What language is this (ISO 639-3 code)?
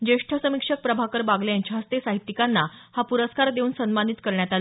mar